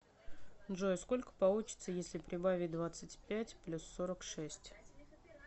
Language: Russian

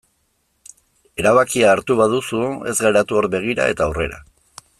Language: Basque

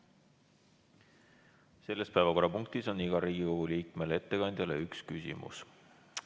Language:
Estonian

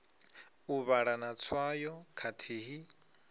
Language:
Venda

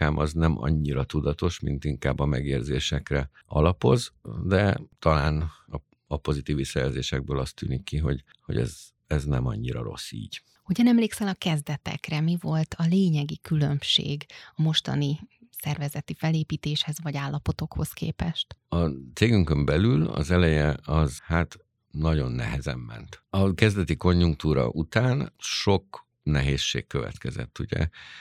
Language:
Hungarian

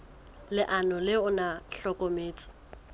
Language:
Southern Sotho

